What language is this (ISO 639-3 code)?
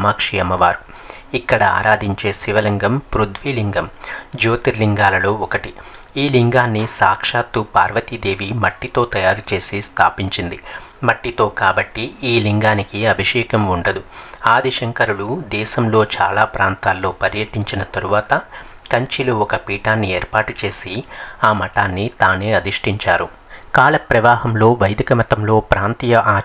tel